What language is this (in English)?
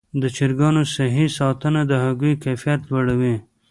Pashto